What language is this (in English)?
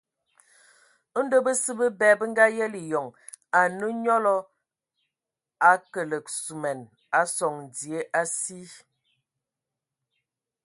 Ewondo